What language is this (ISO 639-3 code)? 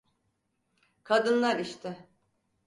tur